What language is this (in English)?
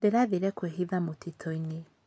Kikuyu